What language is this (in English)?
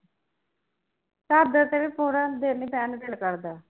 Punjabi